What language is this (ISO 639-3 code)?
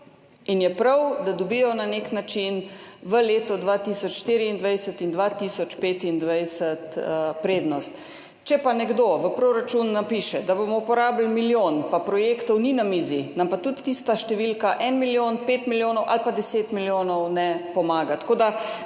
slv